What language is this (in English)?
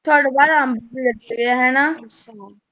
Punjabi